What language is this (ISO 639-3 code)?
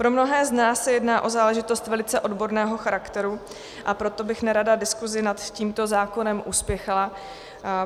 ces